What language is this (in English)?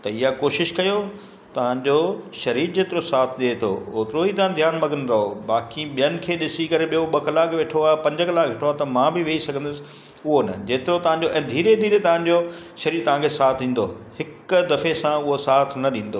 Sindhi